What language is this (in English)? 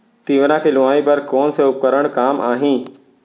Chhattisgarhi